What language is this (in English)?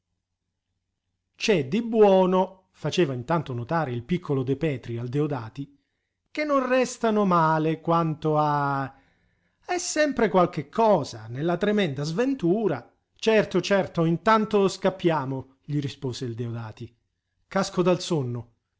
Italian